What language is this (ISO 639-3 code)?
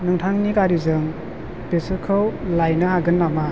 brx